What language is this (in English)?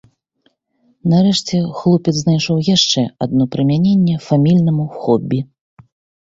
Belarusian